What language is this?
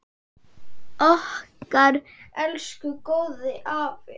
Icelandic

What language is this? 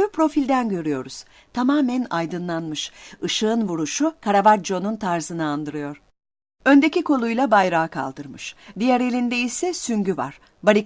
Turkish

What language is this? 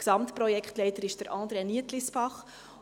Swiss German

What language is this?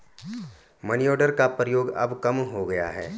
Hindi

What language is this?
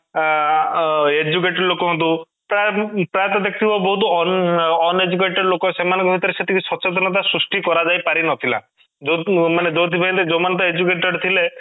Odia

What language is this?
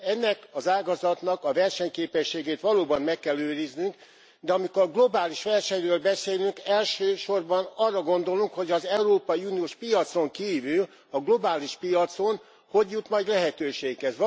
Hungarian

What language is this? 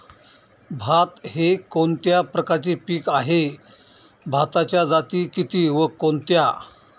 Marathi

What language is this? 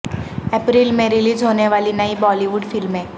Urdu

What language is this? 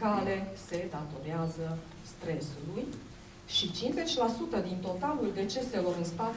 Romanian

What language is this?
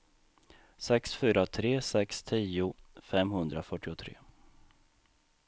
Swedish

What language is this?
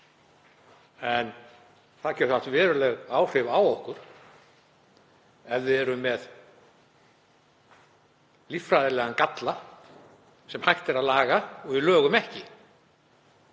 Icelandic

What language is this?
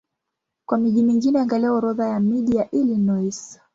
Swahili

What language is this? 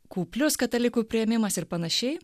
Lithuanian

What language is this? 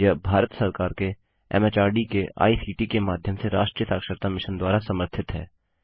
Hindi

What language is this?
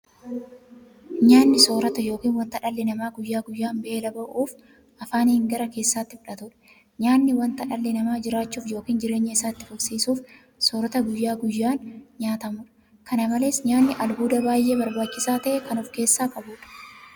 Oromo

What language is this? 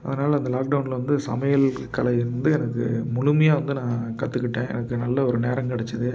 Tamil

